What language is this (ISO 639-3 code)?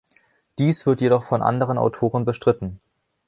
deu